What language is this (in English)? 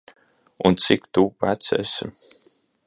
Latvian